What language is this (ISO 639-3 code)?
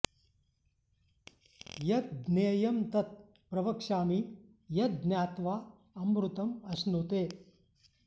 san